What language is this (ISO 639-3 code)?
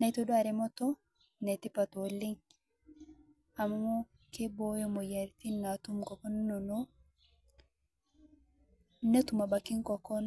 mas